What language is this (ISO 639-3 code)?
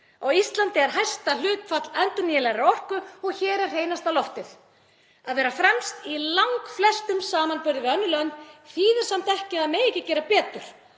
isl